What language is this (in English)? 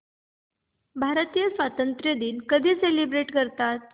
Marathi